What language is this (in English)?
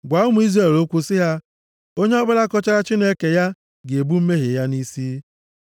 Igbo